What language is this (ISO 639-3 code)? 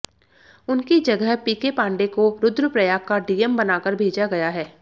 hin